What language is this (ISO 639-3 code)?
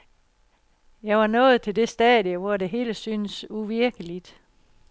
dan